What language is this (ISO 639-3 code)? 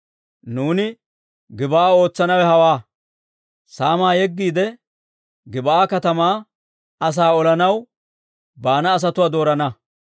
dwr